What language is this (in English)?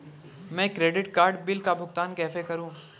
Hindi